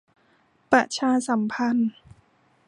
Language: Thai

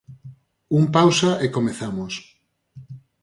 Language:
Galician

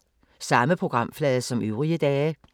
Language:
Danish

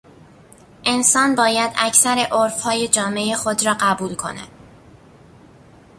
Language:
Persian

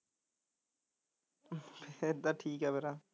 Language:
Punjabi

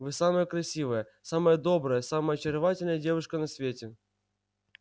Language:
Russian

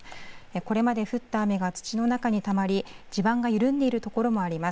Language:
Japanese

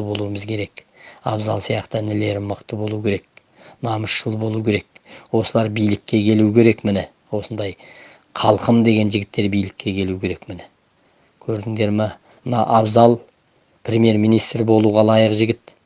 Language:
Turkish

